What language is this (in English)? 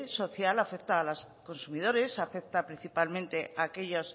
Spanish